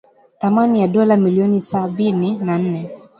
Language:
Swahili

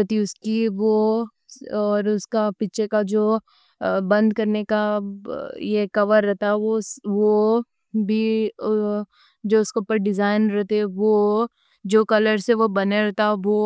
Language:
Deccan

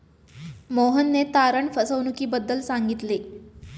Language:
Marathi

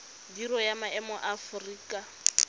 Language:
Tswana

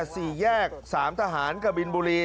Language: Thai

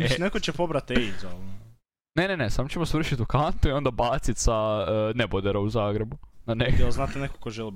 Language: Croatian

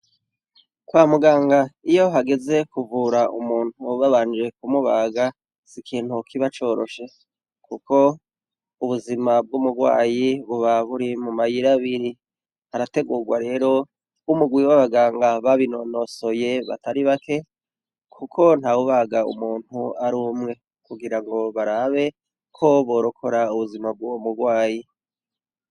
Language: Rundi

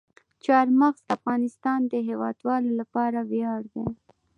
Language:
Pashto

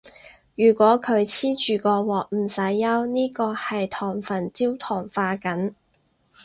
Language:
Cantonese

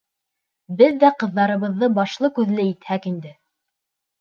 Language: Bashkir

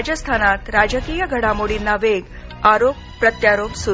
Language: Marathi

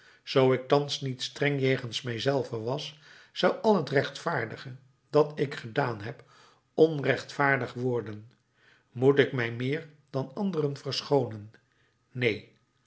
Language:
Dutch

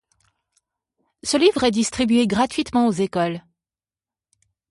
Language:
French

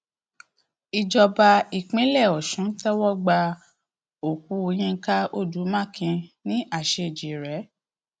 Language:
Yoruba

